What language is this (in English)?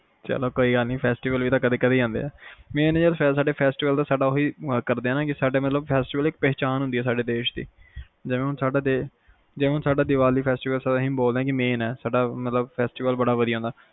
Punjabi